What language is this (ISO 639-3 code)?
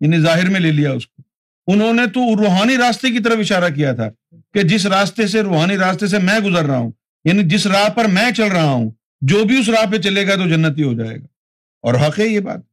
urd